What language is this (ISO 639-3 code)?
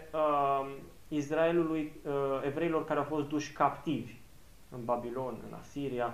ron